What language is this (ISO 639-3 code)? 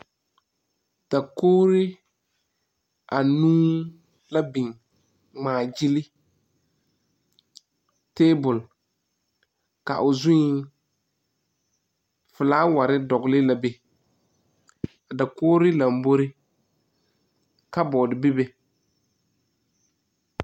dga